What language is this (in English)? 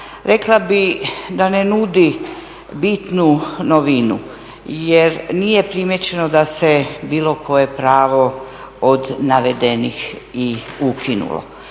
Croatian